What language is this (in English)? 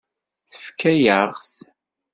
Kabyle